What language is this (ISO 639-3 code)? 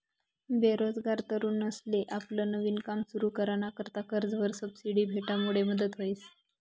mar